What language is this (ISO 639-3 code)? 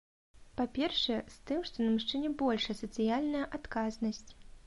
bel